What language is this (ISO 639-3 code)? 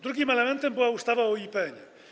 pol